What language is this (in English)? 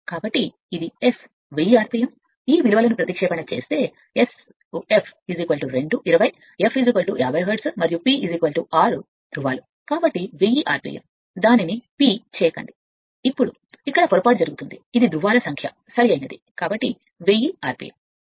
Telugu